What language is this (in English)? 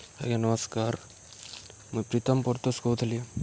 Odia